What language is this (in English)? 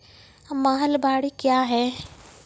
Maithili